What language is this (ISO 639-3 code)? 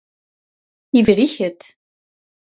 kab